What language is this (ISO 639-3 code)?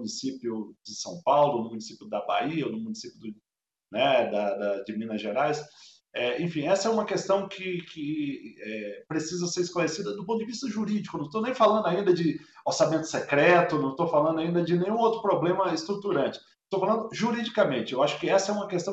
por